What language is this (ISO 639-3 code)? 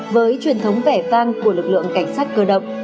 vie